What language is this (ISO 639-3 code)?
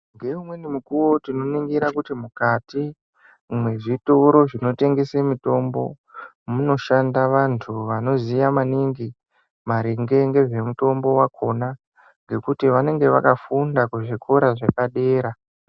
ndc